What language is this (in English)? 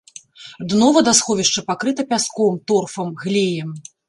Belarusian